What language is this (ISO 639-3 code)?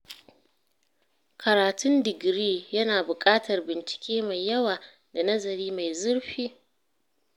hau